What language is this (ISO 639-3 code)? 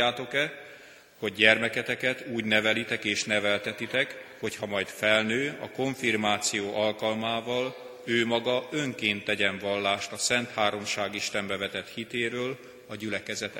hun